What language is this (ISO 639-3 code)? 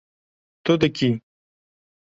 kur